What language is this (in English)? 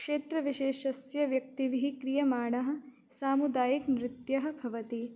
Sanskrit